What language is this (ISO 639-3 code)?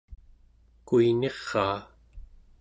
esu